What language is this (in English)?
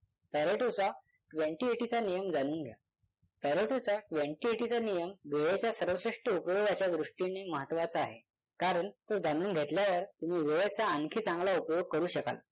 Marathi